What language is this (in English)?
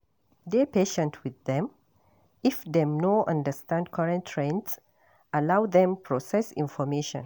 Nigerian Pidgin